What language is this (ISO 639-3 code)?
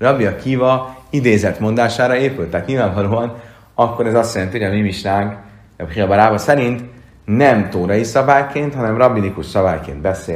hun